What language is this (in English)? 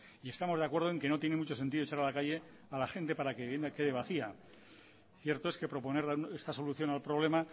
Spanish